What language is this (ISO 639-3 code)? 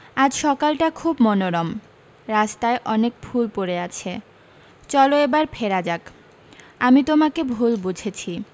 ben